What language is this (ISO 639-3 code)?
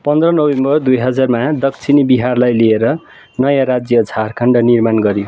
nep